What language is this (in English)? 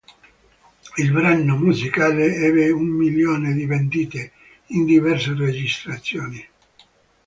Italian